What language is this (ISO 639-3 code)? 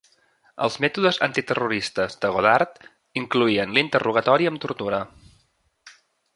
cat